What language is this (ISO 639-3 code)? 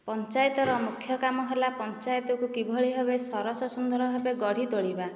ori